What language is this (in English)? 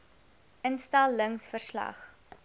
Afrikaans